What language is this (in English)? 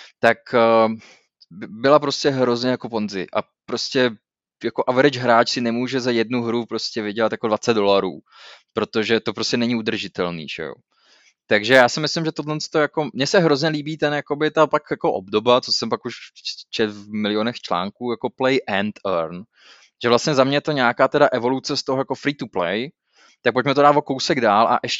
Czech